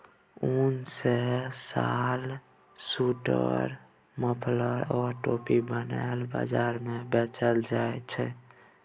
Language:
Maithili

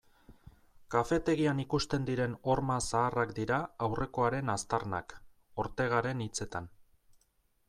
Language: Basque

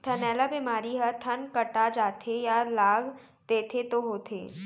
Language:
Chhattisgarhi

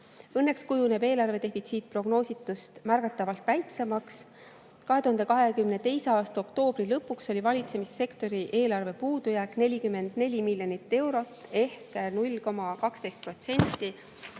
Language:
Estonian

